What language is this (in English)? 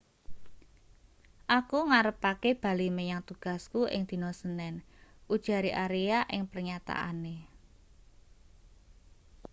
Javanese